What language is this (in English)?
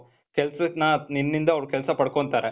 Kannada